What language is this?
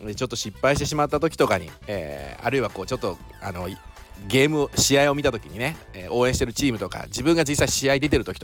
Japanese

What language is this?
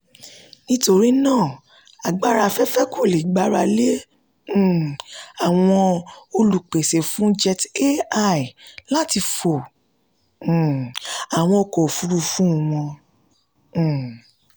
Yoruba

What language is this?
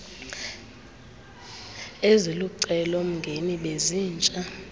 Xhosa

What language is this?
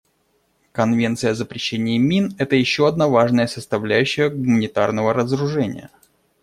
Russian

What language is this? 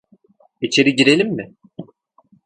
Turkish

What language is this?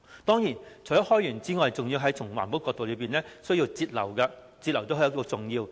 Cantonese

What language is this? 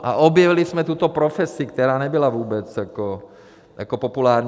Czech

